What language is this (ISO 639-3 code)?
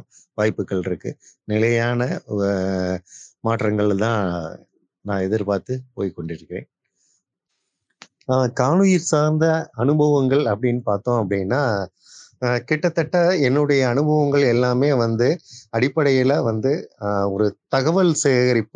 tam